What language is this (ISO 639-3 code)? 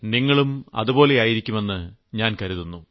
mal